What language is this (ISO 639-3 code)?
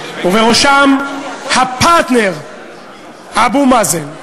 heb